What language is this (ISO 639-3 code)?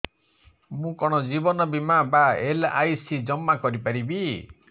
ori